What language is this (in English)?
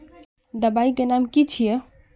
Magahi